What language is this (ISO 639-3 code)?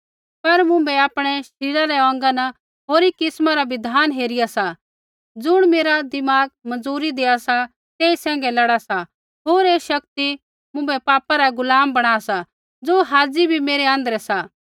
kfx